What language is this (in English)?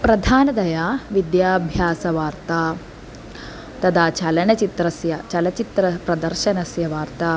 Sanskrit